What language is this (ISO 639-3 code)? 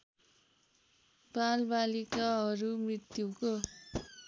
nep